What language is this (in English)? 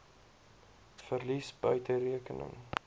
Afrikaans